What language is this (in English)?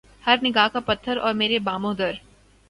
Urdu